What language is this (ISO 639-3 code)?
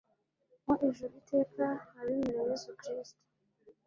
kin